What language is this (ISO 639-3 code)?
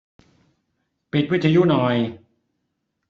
tha